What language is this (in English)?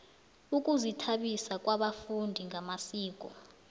South Ndebele